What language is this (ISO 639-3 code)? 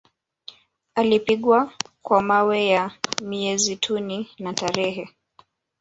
swa